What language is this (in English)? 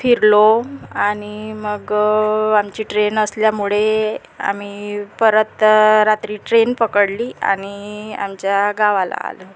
Marathi